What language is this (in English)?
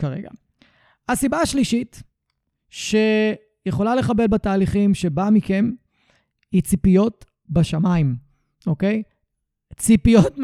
Hebrew